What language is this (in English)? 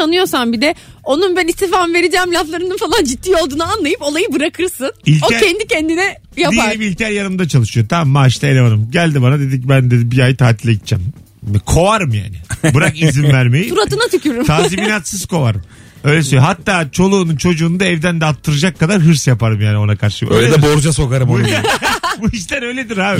Turkish